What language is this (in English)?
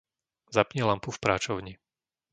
Slovak